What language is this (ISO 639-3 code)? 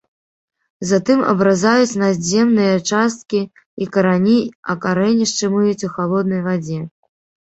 bel